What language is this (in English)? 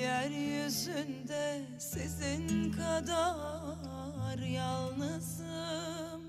Turkish